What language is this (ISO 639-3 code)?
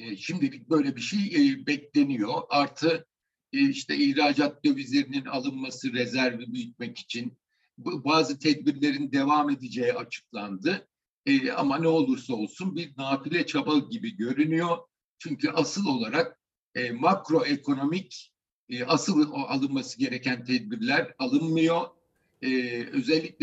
tur